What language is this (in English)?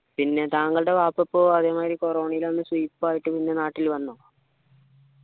Malayalam